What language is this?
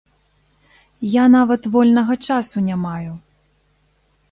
Belarusian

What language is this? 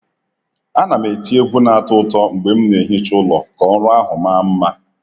Igbo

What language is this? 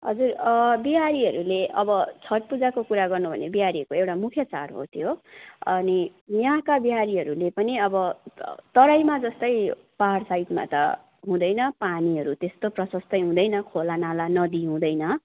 Nepali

